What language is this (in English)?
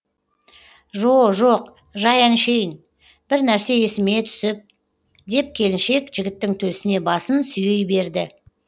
Kazakh